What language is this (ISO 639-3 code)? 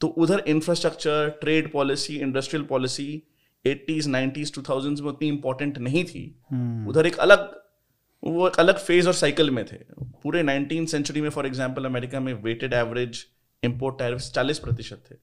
hin